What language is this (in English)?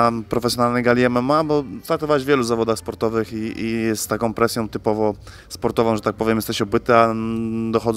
Polish